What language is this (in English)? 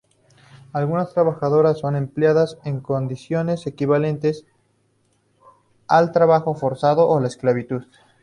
Spanish